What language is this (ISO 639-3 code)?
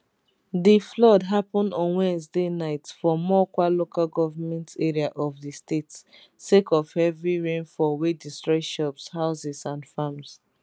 pcm